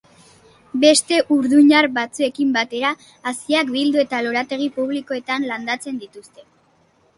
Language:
Basque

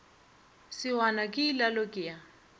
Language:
Northern Sotho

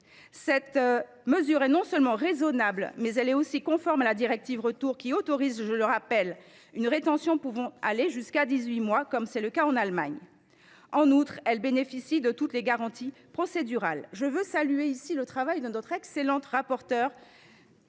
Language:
French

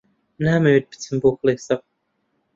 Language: Central Kurdish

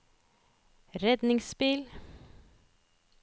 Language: Norwegian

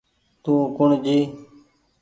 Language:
Goaria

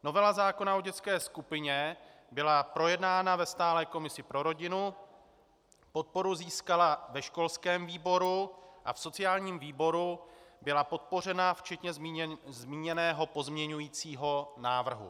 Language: Czech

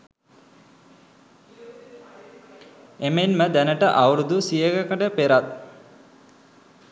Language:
Sinhala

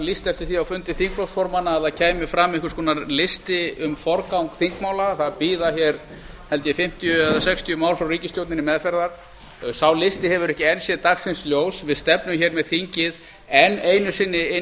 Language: Icelandic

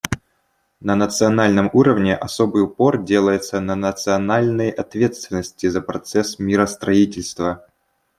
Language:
Russian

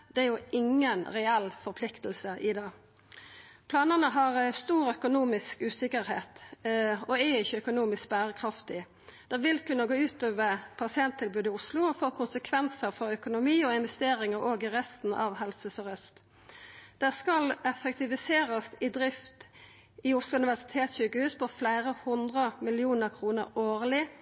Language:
Norwegian Nynorsk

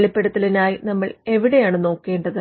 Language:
Malayalam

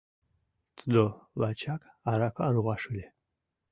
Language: Mari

